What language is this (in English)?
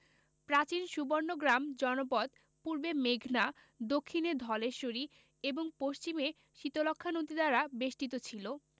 Bangla